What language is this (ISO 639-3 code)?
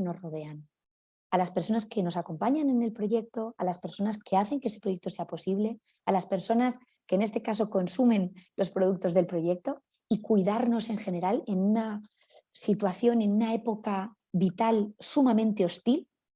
spa